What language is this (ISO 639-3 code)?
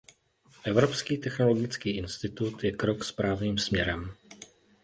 ces